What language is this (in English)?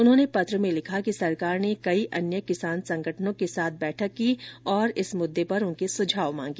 Hindi